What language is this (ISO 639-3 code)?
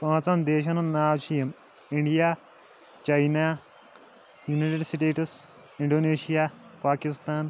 kas